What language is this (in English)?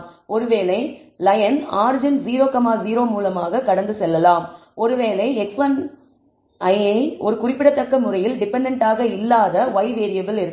Tamil